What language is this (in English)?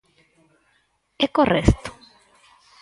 Galician